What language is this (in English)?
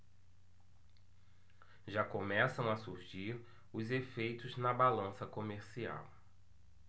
Portuguese